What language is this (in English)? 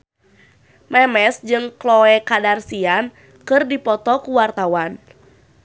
Sundanese